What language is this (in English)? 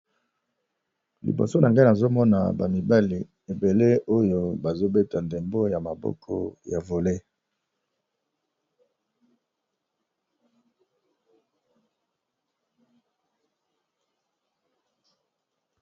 Lingala